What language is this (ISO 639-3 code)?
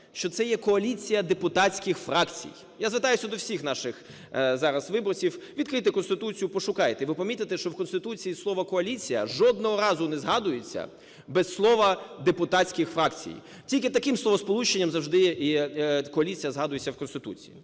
ukr